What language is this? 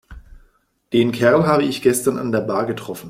German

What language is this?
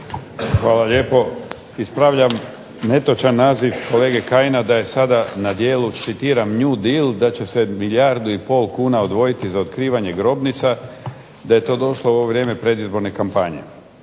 Croatian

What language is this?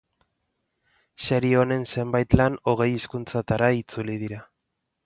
Basque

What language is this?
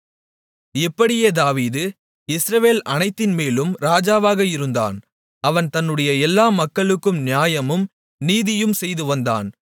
Tamil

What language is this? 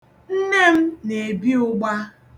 Igbo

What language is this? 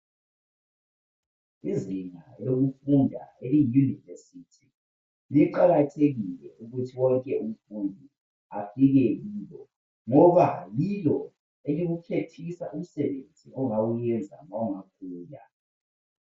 North Ndebele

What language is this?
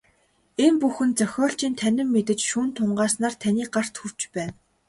Mongolian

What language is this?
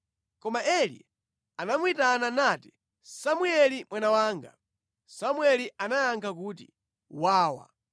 Nyanja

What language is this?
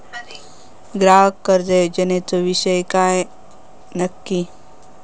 Marathi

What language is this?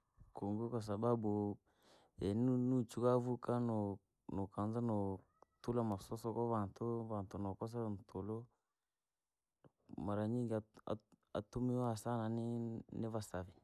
Langi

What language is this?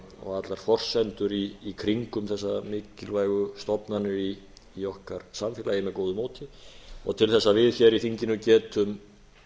Icelandic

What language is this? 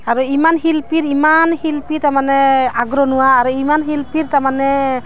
Assamese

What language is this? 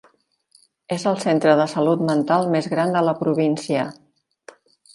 Catalan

